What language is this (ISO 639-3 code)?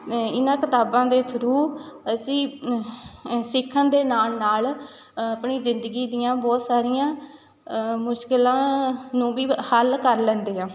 pan